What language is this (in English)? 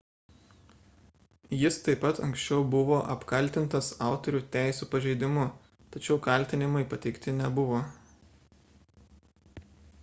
Lithuanian